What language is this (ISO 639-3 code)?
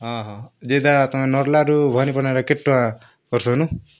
ori